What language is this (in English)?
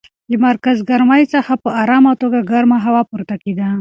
Pashto